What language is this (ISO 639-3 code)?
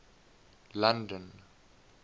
eng